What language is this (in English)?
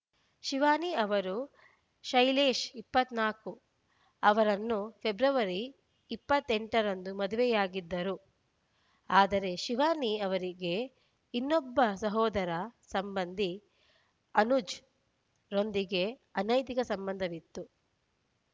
Kannada